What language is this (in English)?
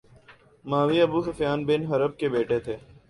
Urdu